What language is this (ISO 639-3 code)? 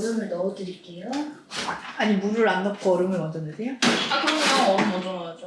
kor